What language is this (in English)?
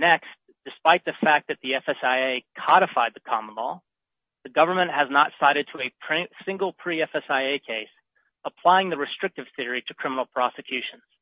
English